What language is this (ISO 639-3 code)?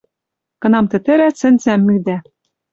mrj